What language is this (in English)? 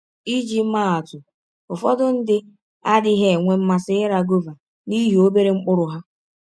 Igbo